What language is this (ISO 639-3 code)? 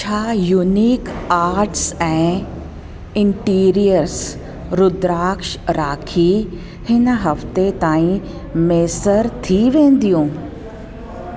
snd